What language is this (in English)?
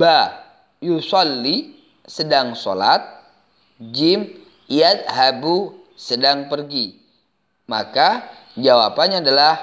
Indonesian